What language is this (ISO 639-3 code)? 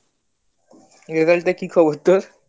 ben